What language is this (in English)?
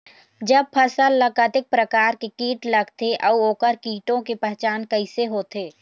Chhattisgarhi